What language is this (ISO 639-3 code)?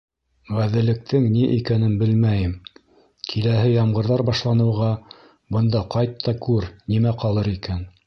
bak